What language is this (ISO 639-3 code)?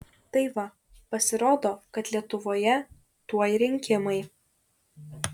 lit